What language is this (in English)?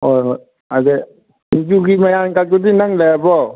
Manipuri